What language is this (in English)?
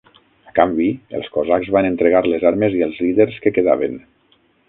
Catalan